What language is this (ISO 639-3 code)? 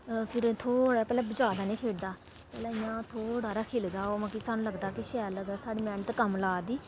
doi